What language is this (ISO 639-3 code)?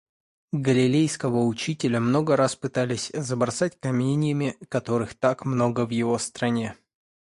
rus